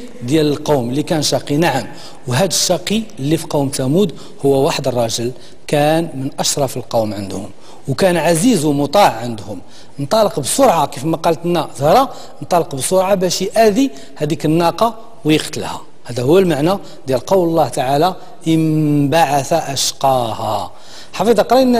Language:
Arabic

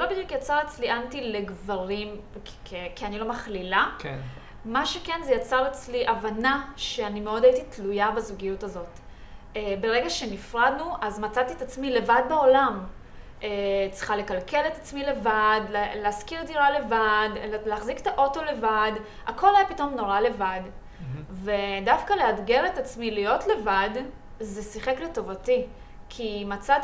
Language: Hebrew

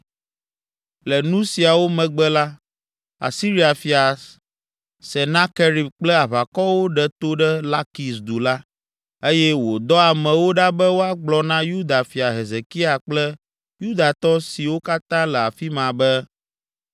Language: Ewe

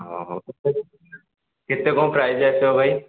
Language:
Odia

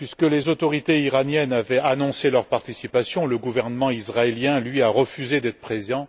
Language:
French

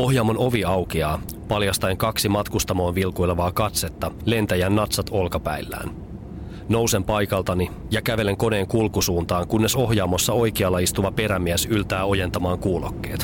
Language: Finnish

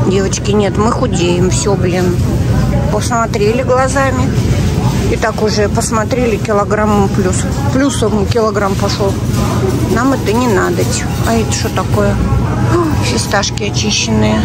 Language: Russian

